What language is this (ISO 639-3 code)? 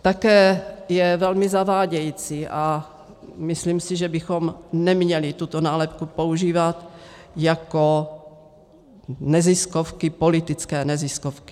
ces